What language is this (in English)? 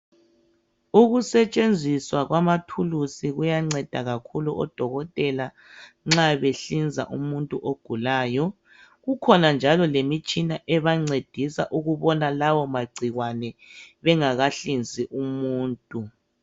North Ndebele